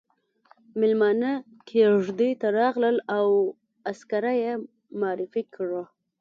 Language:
Pashto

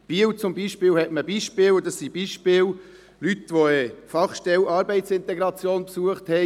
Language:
Swiss German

